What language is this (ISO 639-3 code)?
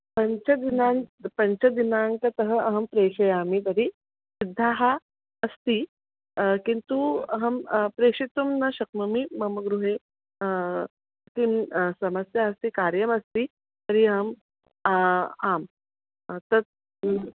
san